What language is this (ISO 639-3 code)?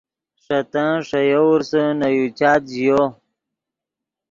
ydg